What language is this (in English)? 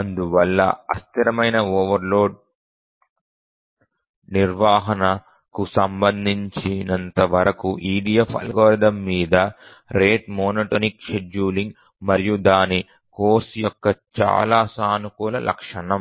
Telugu